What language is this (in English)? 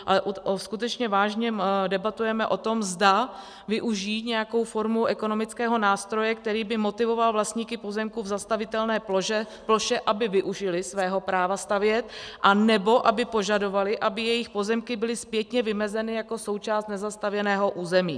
Czech